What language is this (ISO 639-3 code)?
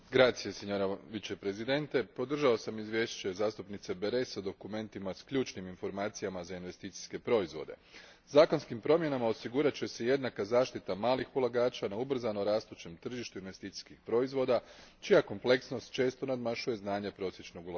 hrv